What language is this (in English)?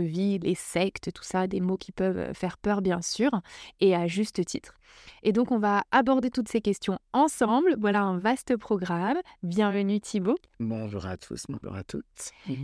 French